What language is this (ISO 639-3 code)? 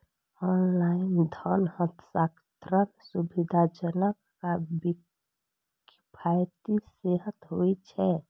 mai